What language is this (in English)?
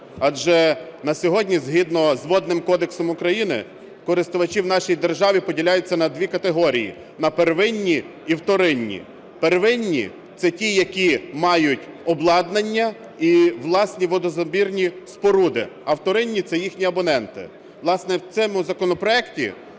Ukrainian